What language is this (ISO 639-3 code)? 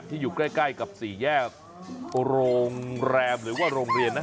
tha